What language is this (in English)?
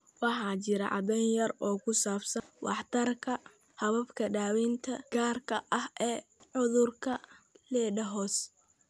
Somali